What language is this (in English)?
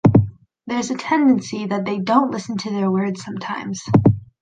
English